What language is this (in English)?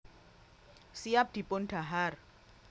Javanese